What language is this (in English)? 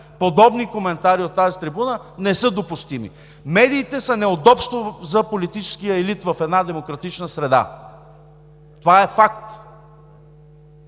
Bulgarian